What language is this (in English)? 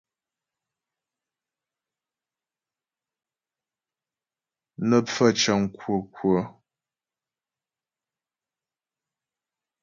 Ghomala